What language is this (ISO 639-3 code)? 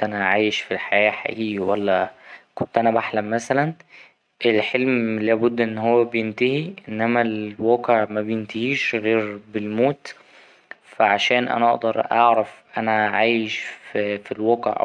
arz